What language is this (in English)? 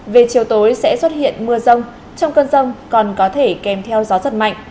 Vietnamese